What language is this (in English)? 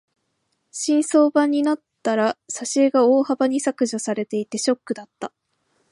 Japanese